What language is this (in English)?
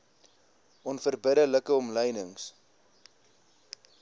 Afrikaans